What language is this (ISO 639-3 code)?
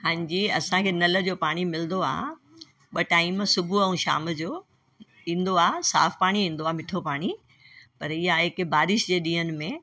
snd